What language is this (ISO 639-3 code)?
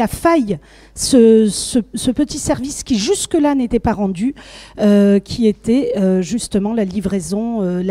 fra